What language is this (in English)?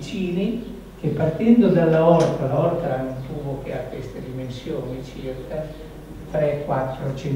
Italian